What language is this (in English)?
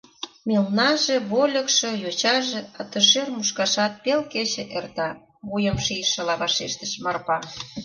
Mari